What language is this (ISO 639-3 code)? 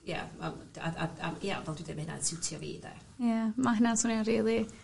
cym